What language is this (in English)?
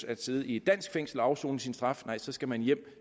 Danish